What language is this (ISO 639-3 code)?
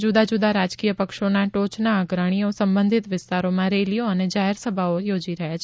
guj